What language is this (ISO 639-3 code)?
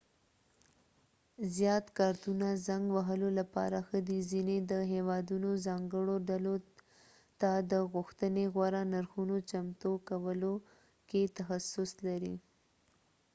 pus